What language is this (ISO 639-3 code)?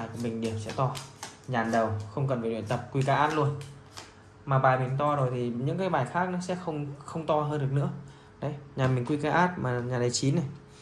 vie